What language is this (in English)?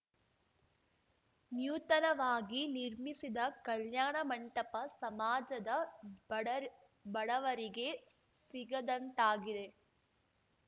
Kannada